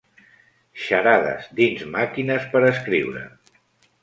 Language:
Catalan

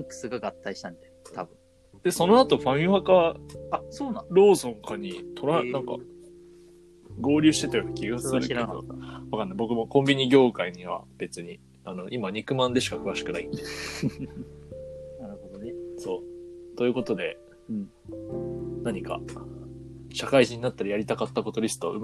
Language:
Japanese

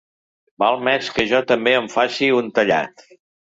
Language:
Catalan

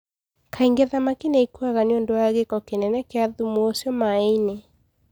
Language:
Kikuyu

